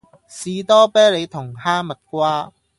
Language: Cantonese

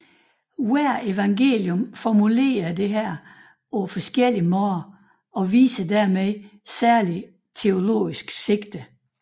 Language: Danish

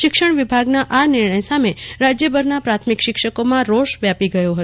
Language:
Gujarati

